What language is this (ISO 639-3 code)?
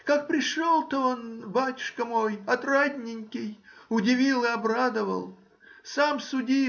rus